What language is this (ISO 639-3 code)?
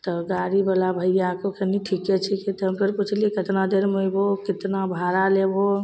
mai